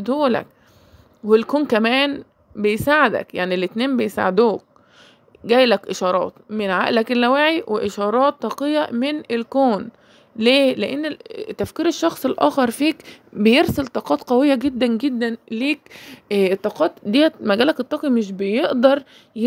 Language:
Arabic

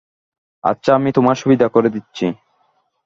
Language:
Bangla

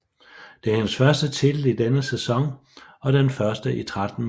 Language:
Danish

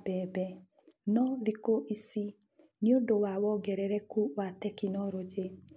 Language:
Kikuyu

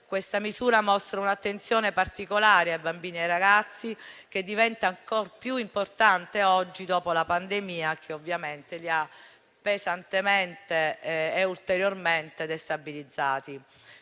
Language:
Italian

